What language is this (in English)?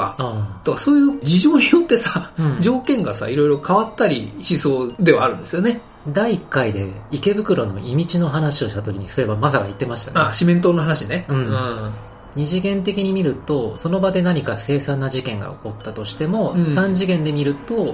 Japanese